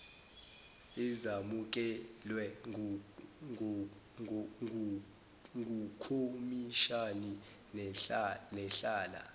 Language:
Zulu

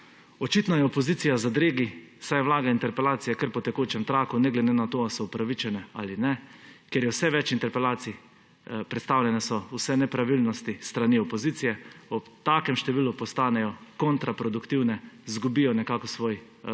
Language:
Slovenian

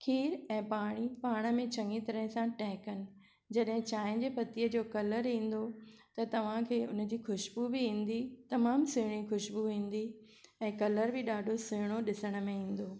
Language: Sindhi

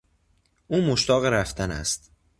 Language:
Persian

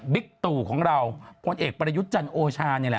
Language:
Thai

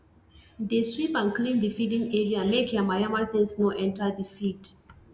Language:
Nigerian Pidgin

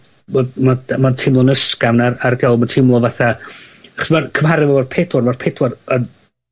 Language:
Welsh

